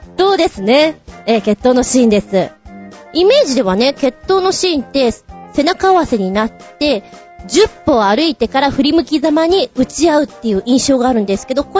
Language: Japanese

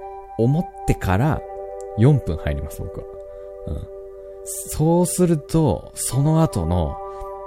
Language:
Japanese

